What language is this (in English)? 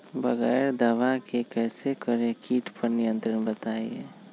Magahi